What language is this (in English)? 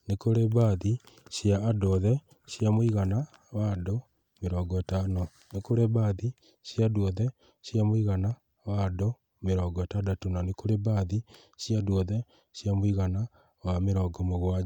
Kikuyu